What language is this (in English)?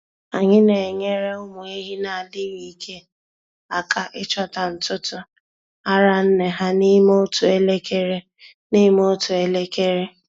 Igbo